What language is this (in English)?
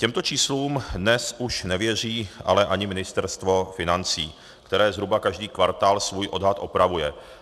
Czech